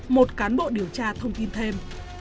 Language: Vietnamese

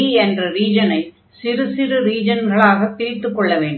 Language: Tamil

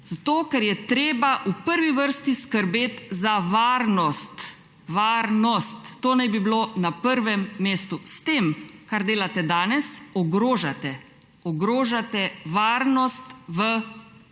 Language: Slovenian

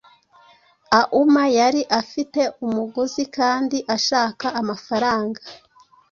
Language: Kinyarwanda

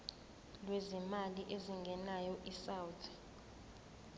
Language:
Zulu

